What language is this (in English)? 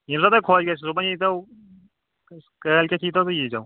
Kashmiri